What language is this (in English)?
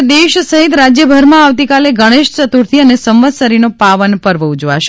Gujarati